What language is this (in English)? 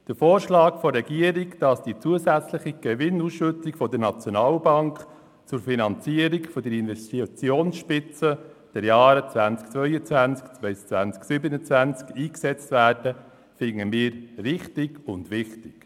Swiss German